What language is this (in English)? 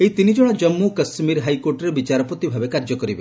Odia